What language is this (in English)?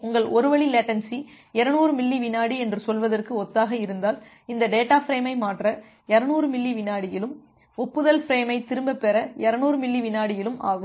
Tamil